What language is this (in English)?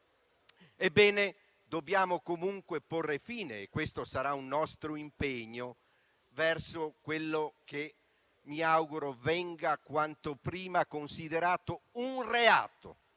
Italian